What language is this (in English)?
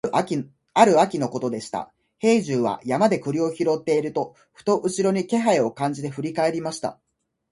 Japanese